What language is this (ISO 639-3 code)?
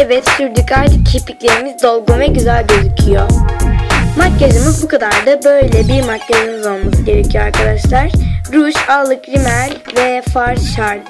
tur